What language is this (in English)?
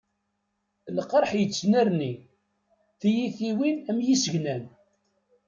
Kabyle